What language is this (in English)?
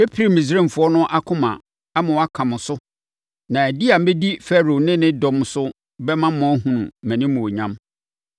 Akan